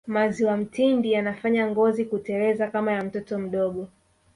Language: Swahili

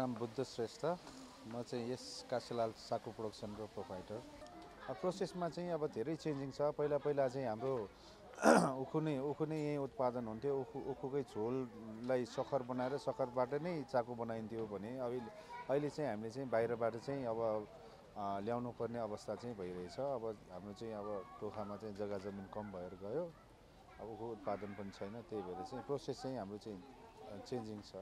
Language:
Romanian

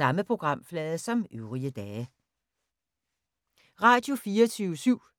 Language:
Danish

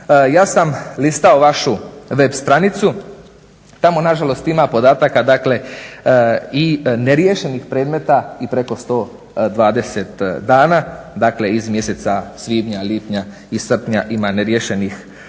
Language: Croatian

